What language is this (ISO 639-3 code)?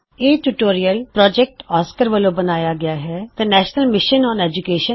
pan